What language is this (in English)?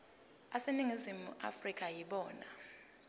Zulu